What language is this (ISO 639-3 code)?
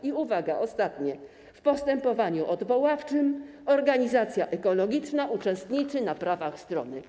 pol